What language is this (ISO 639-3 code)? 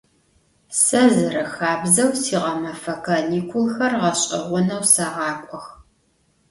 ady